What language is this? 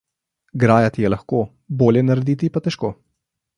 Slovenian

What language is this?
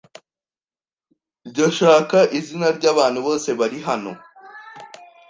Kinyarwanda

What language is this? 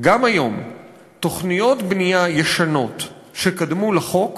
Hebrew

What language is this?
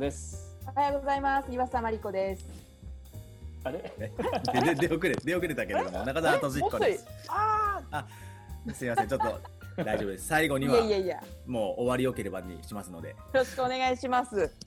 Japanese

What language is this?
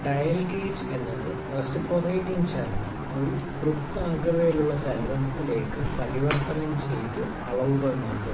Malayalam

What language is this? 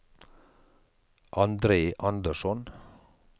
Norwegian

